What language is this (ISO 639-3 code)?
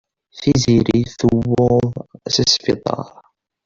kab